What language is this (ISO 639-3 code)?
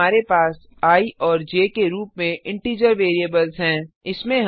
hin